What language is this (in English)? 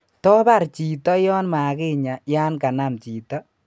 Kalenjin